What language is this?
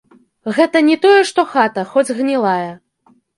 Belarusian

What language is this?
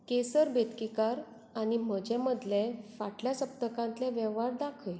Konkani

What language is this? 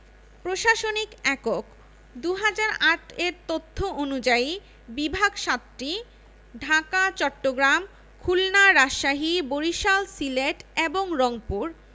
Bangla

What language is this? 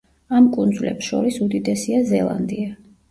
Georgian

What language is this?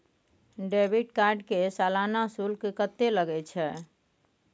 Maithili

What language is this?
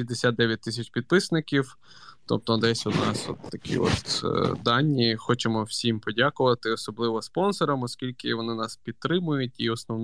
Ukrainian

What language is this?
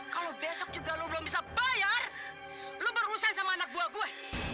Indonesian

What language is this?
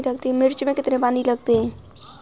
Hindi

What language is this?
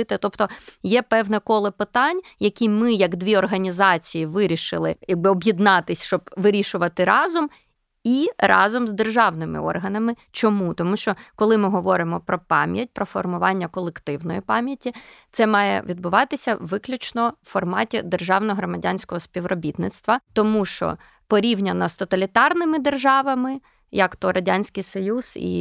Ukrainian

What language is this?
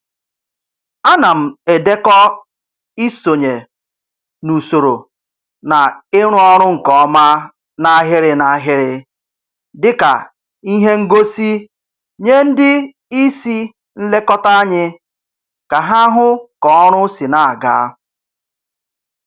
Igbo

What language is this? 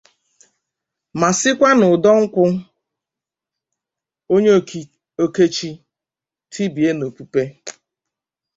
Igbo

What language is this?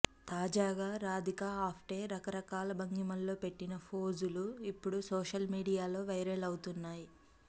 Telugu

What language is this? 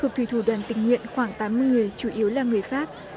Vietnamese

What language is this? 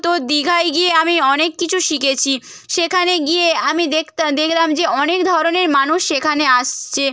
Bangla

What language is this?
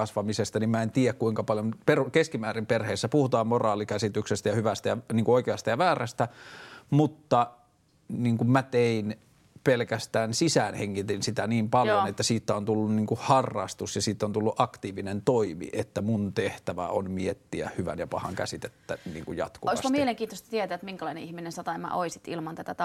Finnish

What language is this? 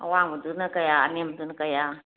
Manipuri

